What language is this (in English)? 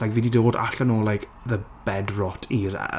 Welsh